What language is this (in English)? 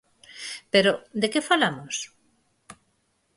Galician